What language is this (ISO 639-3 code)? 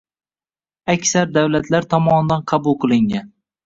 uzb